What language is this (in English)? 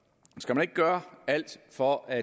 Danish